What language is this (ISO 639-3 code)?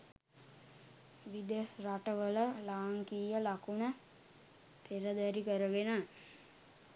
sin